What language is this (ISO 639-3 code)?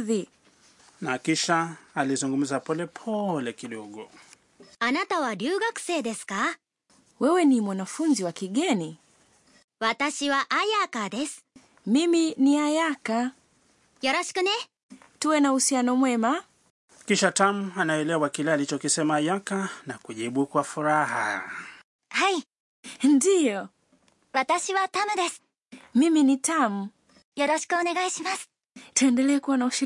swa